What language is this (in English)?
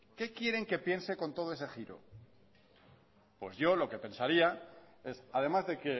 Spanish